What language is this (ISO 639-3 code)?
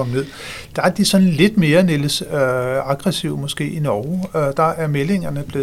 dan